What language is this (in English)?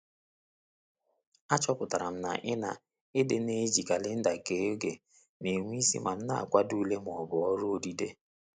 Igbo